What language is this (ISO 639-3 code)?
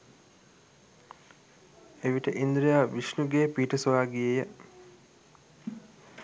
sin